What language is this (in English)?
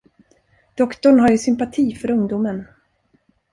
Swedish